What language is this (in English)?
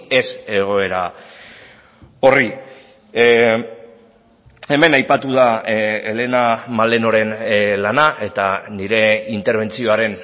Basque